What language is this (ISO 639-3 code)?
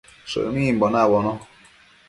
mcf